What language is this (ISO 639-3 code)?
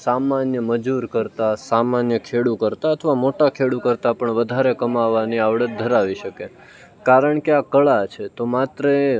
guj